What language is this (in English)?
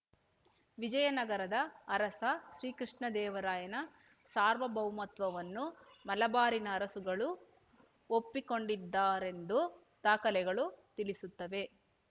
Kannada